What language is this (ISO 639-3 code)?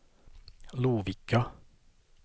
swe